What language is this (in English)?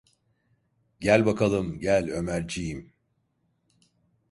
Turkish